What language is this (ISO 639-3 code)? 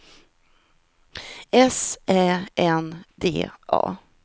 swe